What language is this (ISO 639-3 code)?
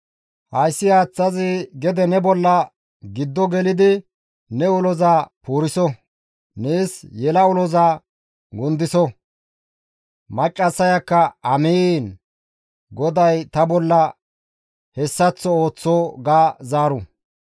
gmv